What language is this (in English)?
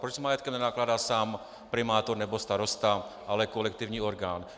Czech